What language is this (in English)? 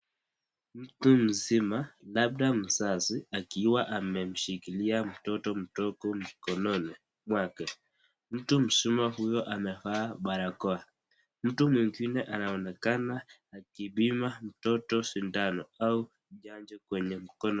Swahili